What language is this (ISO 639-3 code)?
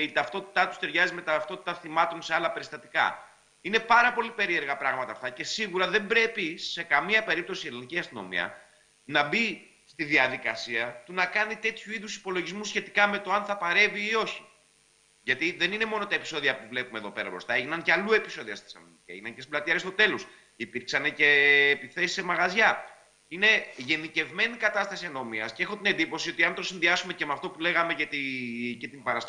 ell